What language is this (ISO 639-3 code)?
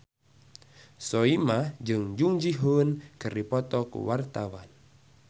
sun